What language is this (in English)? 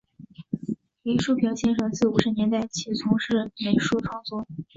Chinese